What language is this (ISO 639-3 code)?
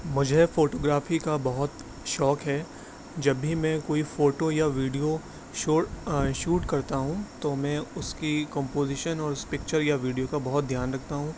urd